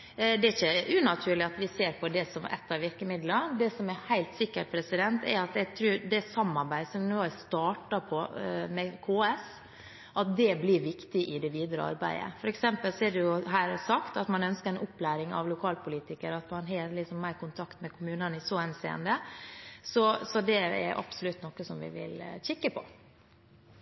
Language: Norwegian Bokmål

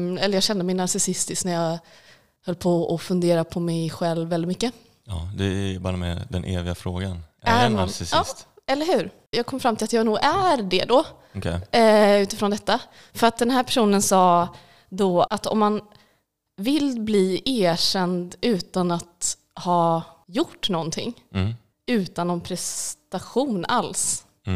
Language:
Swedish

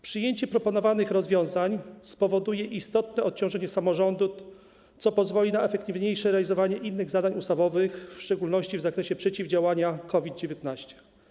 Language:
Polish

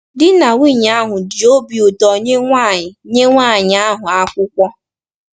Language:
Igbo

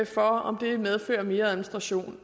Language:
Danish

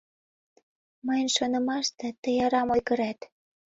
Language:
Mari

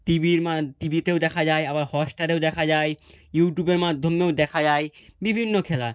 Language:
Bangla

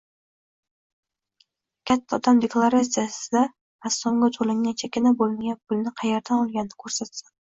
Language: Uzbek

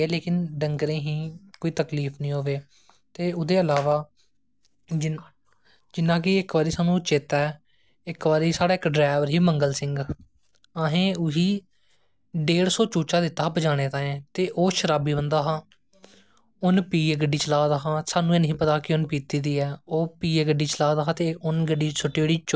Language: Dogri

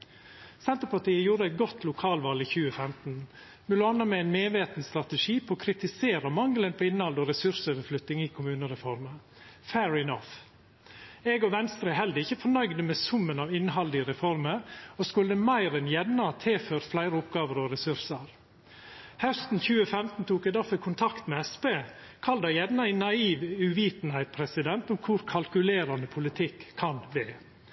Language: Norwegian Nynorsk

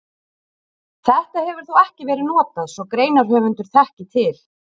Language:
Icelandic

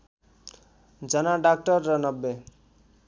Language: Nepali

